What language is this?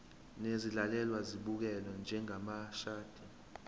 Zulu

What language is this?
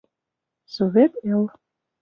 Mari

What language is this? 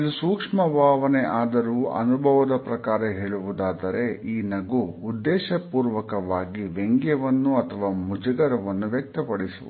Kannada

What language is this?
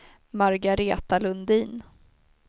Swedish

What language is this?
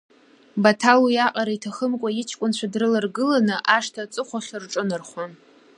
Abkhazian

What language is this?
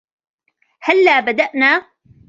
Arabic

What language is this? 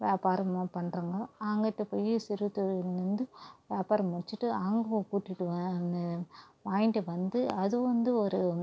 Tamil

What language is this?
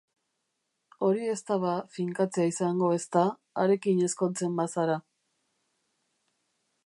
Basque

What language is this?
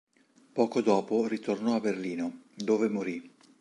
Italian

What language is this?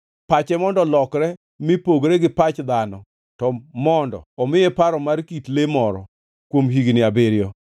Luo (Kenya and Tanzania)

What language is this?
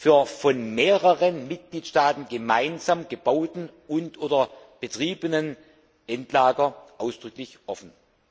German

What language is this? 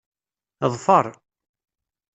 Kabyle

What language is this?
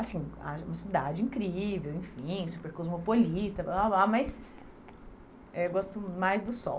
Portuguese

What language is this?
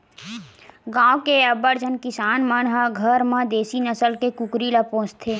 Chhattisgarhi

